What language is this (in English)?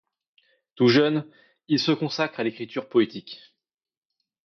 French